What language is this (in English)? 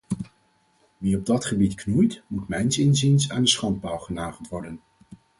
Dutch